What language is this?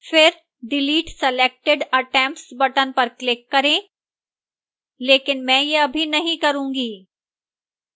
Hindi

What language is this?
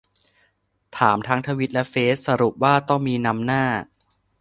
Thai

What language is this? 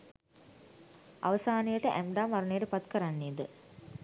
Sinhala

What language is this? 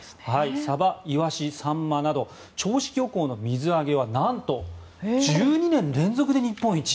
Japanese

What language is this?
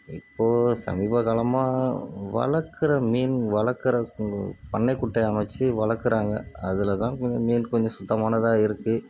Tamil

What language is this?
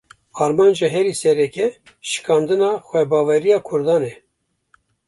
Kurdish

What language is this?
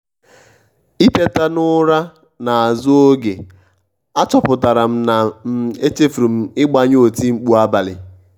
Igbo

